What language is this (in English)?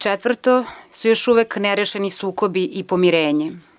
Serbian